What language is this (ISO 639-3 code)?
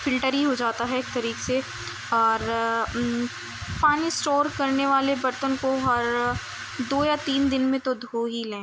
urd